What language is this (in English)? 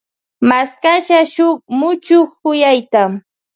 Loja Highland Quichua